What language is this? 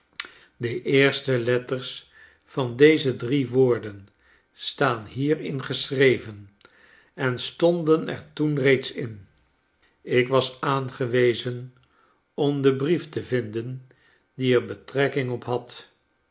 Dutch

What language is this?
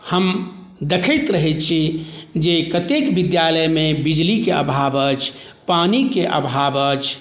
Maithili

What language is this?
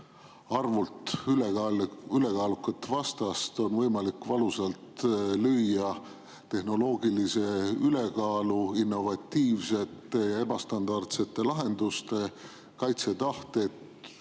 Estonian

